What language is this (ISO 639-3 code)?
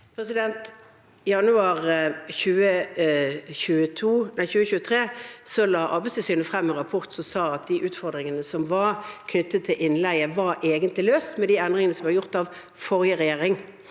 nor